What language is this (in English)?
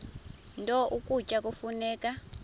Xhosa